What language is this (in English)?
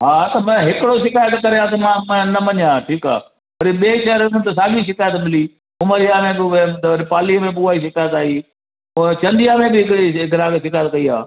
Sindhi